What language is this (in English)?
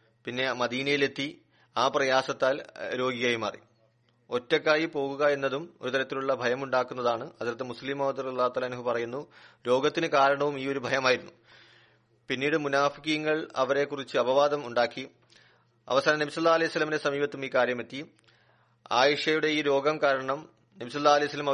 Malayalam